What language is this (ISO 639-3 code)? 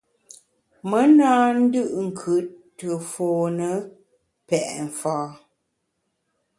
bax